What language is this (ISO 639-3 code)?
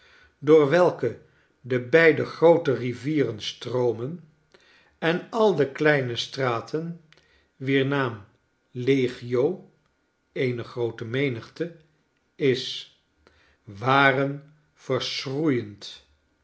nld